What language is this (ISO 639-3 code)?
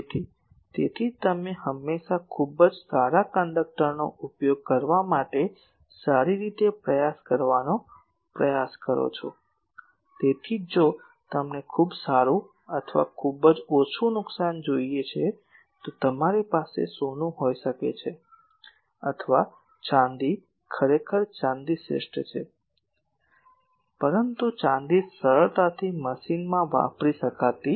guj